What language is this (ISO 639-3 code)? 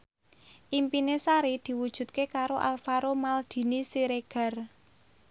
jav